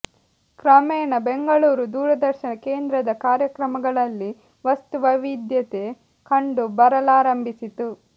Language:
Kannada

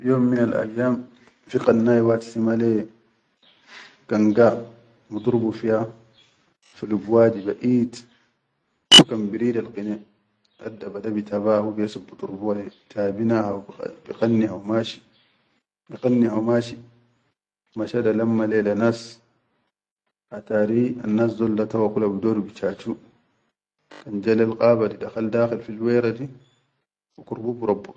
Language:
Chadian Arabic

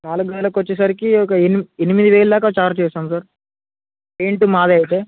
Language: Telugu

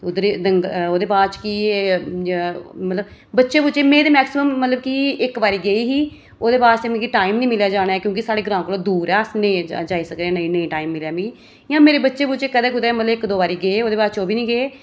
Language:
Dogri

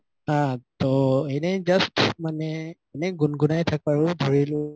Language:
Assamese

